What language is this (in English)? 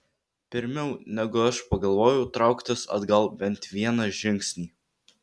Lithuanian